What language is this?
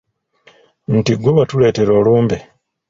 Ganda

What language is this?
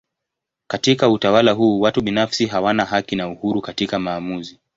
Swahili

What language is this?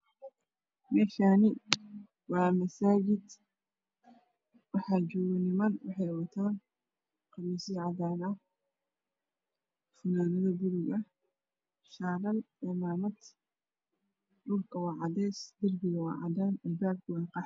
Somali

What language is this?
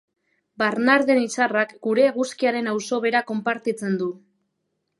Basque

